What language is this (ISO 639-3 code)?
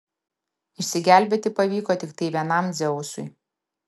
lit